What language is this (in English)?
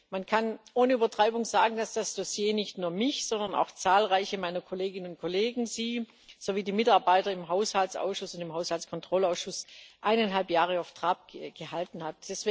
German